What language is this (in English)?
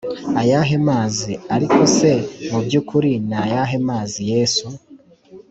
Kinyarwanda